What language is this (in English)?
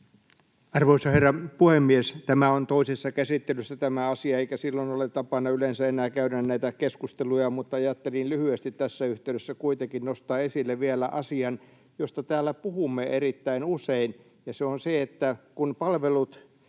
Finnish